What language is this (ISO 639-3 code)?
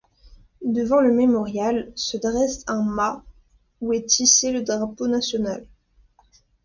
fra